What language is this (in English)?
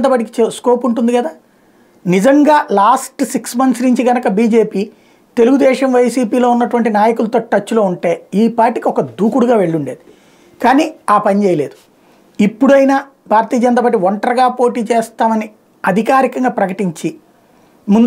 Telugu